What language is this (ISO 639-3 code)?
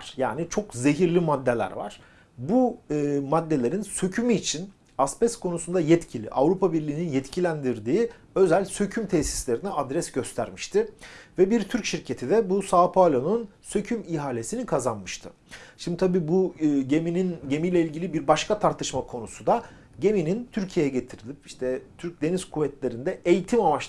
tur